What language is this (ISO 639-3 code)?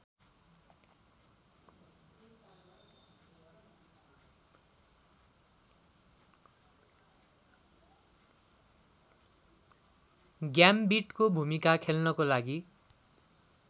nep